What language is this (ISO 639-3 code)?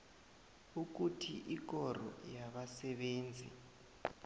nbl